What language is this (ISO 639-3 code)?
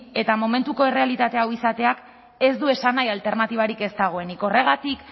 eus